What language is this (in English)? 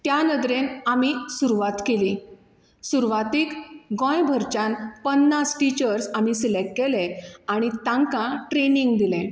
Konkani